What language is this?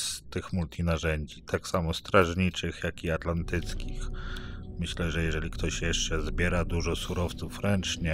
Polish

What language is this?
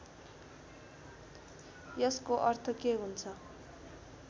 Nepali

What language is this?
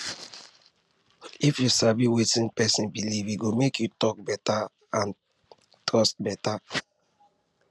Nigerian Pidgin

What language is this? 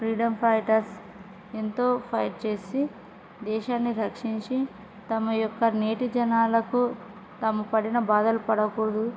Telugu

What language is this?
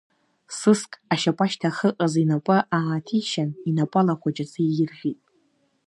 Abkhazian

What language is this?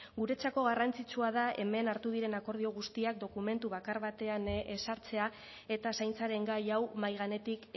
Basque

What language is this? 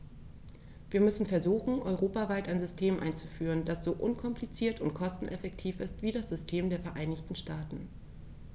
German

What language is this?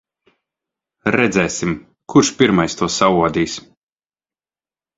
Latvian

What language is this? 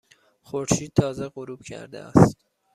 Persian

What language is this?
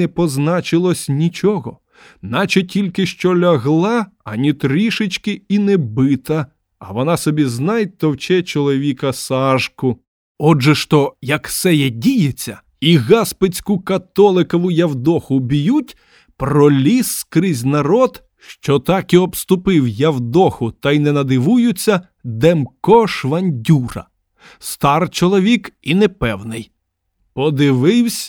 Ukrainian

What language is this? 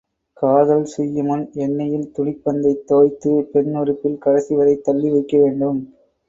Tamil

